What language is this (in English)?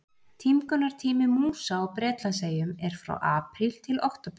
Icelandic